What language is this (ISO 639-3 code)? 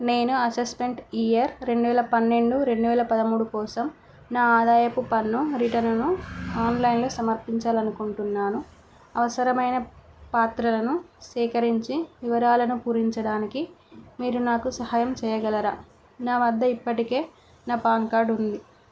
tel